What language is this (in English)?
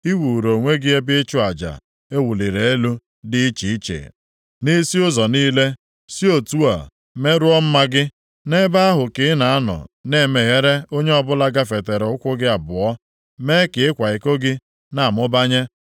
Igbo